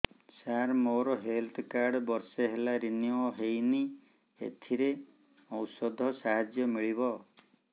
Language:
Odia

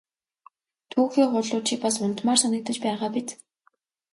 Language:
Mongolian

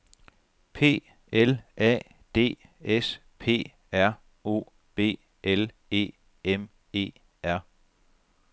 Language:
Danish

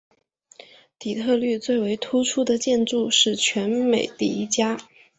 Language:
Chinese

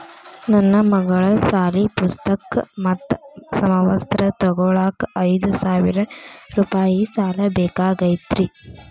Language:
Kannada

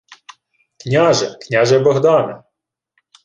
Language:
Ukrainian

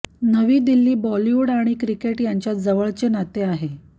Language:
Marathi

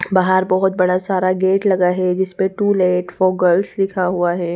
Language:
Hindi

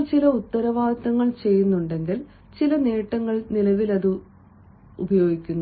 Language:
Malayalam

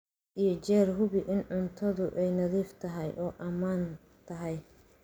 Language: Somali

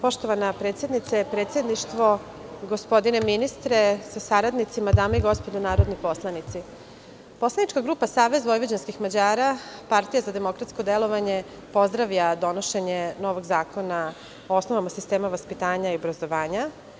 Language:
Serbian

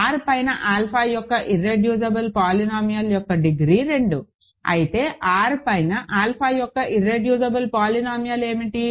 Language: Telugu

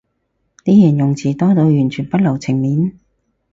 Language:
Cantonese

